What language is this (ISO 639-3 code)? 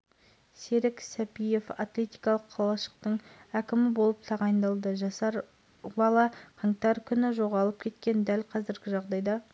kaz